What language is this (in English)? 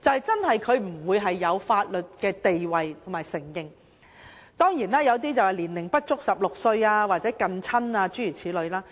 Cantonese